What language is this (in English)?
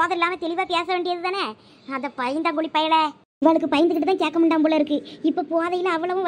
Tamil